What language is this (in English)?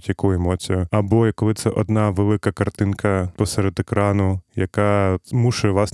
Ukrainian